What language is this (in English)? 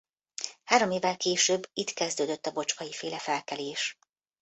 Hungarian